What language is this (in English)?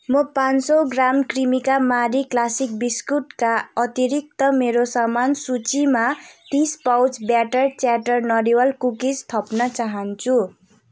Nepali